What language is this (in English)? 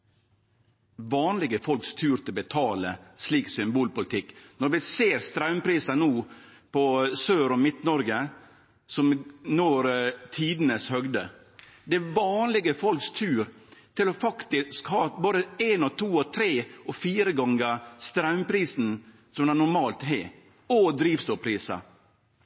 Norwegian Nynorsk